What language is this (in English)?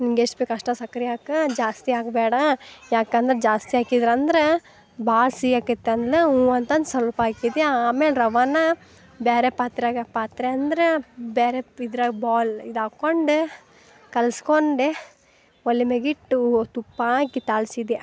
Kannada